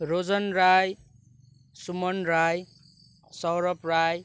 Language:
Nepali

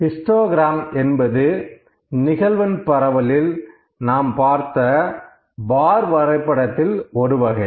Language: Tamil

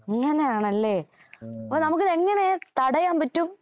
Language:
Malayalam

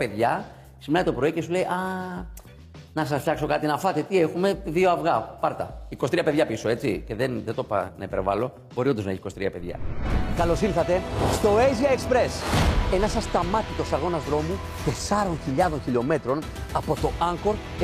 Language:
Greek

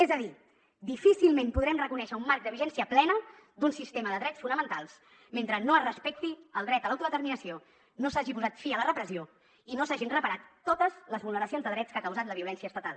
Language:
Catalan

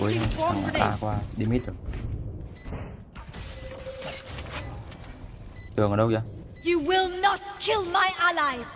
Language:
Vietnamese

